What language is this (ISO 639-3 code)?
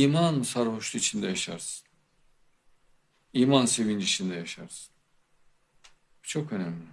tur